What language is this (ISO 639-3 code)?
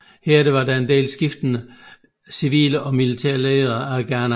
dan